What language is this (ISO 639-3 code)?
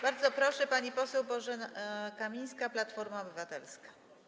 pol